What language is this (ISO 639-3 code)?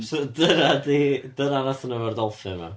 cym